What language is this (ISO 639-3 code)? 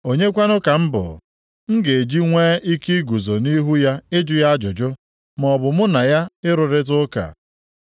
ibo